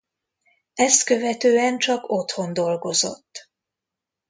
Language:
Hungarian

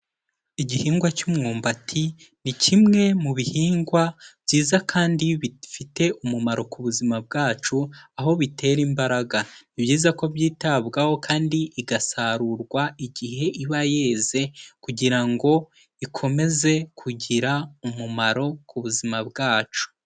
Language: Kinyarwanda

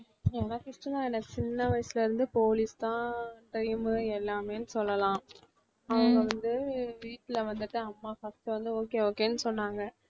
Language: Tamil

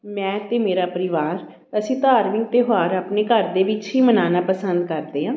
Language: Punjabi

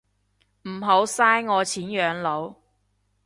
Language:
Cantonese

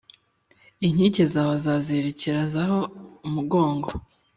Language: Kinyarwanda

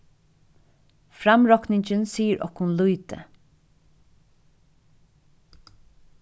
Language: Faroese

